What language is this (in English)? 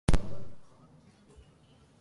English